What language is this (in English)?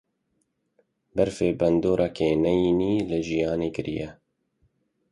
Kurdish